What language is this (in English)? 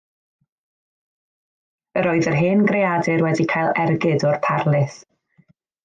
Welsh